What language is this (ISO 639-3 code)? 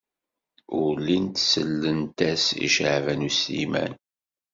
kab